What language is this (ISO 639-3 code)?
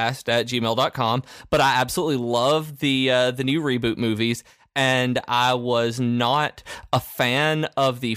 eng